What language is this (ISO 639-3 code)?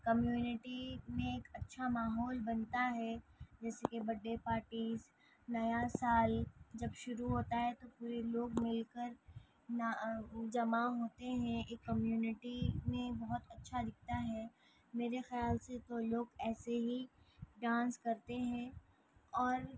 urd